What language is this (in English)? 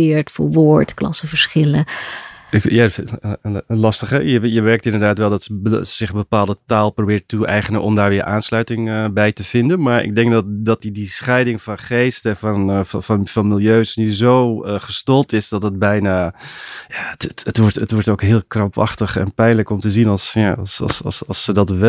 Dutch